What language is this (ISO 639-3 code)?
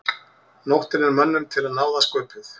isl